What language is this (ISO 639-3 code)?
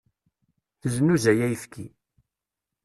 kab